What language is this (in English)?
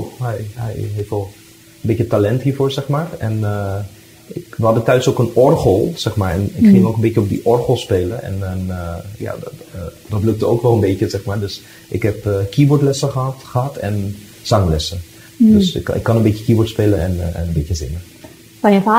Dutch